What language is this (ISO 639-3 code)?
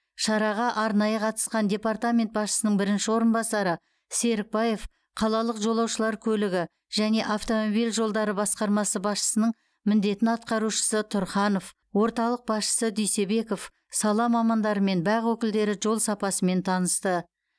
kaz